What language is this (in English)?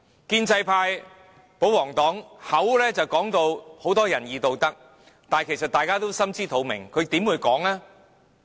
Cantonese